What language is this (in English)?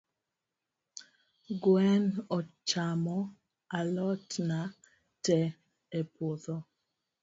Luo (Kenya and Tanzania)